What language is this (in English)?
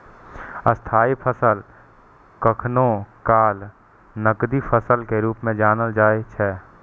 Maithili